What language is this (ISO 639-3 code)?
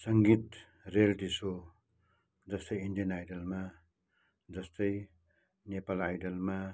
nep